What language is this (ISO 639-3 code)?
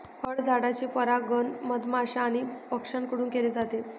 mar